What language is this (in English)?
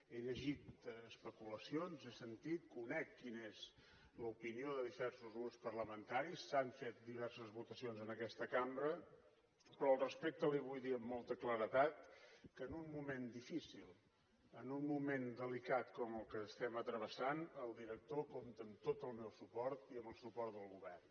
Catalan